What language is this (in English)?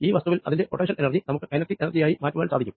Malayalam